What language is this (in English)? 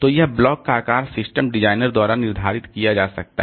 Hindi